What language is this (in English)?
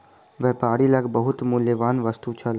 Maithili